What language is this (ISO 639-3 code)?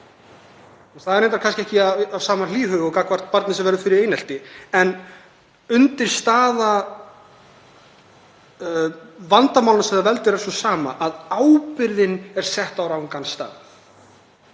isl